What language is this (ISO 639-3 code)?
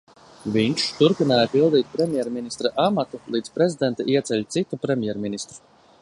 lav